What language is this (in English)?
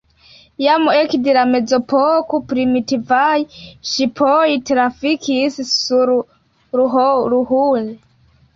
Esperanto